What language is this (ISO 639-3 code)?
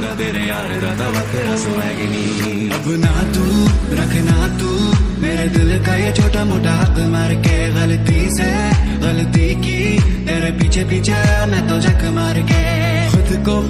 hin